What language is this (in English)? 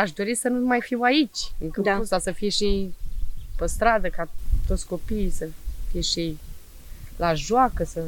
Romanian